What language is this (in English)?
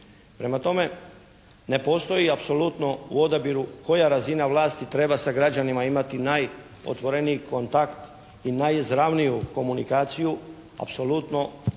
Croatian